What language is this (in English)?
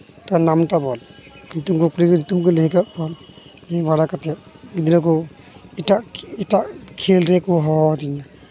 Santali